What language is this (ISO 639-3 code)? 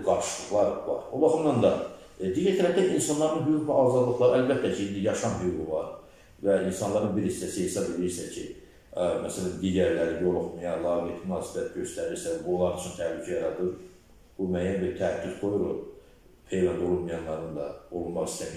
tur